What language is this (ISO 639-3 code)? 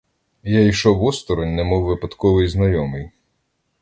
ukr